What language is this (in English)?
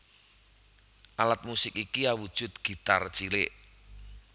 Javanese